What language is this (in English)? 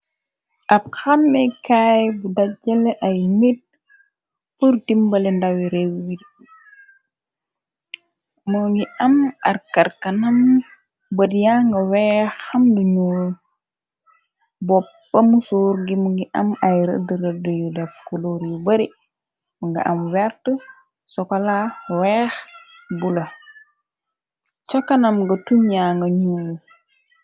Wolof